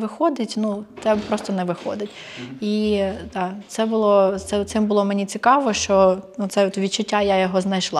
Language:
Ukrainian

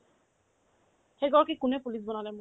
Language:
Assamese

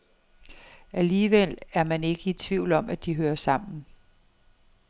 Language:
Danish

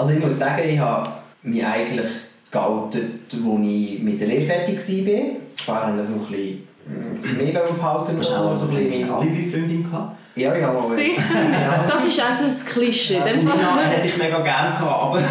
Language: German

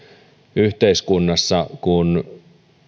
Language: Finnish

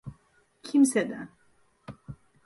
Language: Turkish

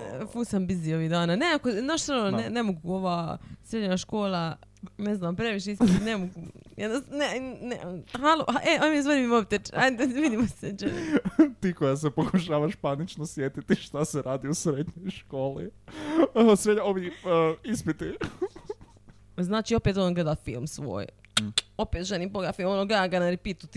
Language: Croatian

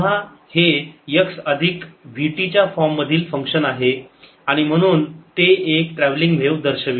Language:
Marathi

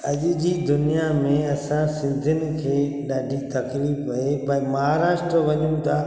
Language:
Sindhi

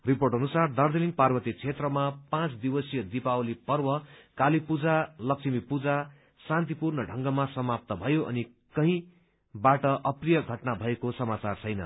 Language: Nepali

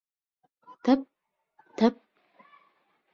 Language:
Bashkir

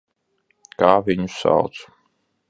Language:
Latvian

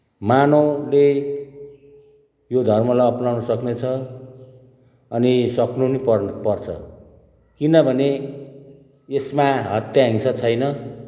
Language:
Nepali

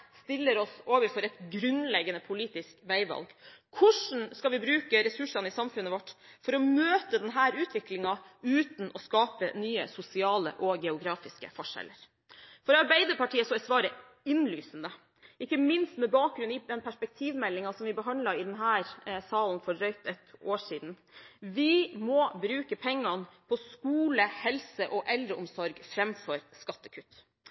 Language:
Norwegian Bokmål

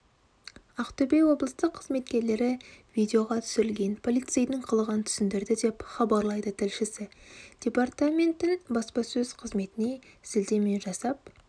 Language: Kazakh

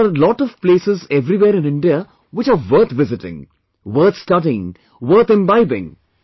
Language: English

